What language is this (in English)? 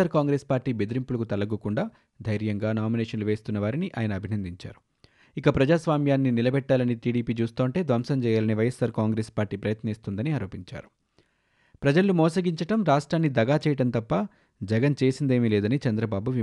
Telugu